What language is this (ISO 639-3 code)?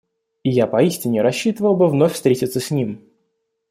rus